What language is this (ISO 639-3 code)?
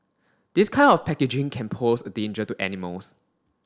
eng